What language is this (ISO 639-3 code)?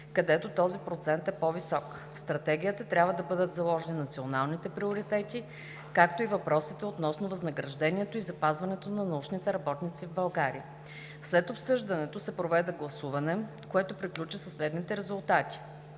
bul